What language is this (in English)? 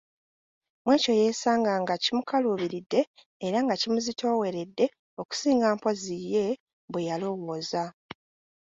Ganda